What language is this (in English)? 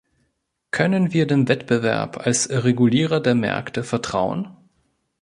German